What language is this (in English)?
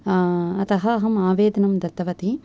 Sanskrit